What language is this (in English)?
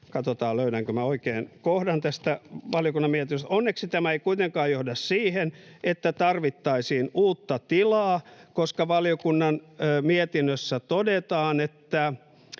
Finnish